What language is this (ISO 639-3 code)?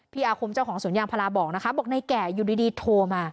tha